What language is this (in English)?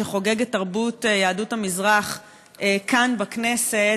Hebrew